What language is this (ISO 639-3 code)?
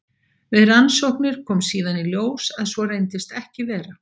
isl